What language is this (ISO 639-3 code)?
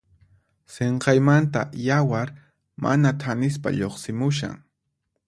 qxp